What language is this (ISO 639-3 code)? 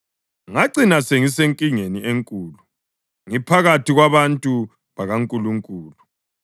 nde